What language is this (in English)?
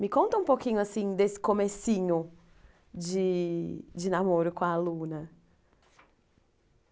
Portuguese